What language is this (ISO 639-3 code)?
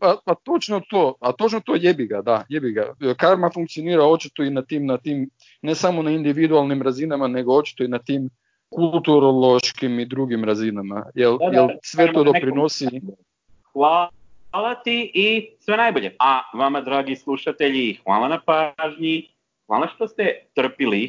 hrv